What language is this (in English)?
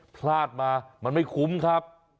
Thai